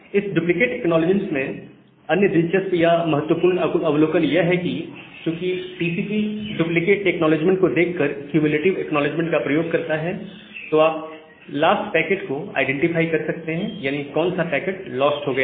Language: Hindi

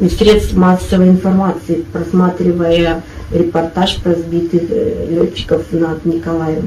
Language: Russian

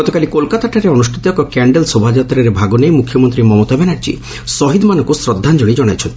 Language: Odia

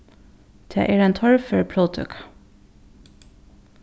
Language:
Faroese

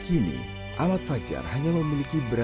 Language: Indonesian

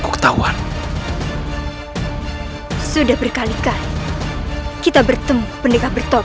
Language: Indonesian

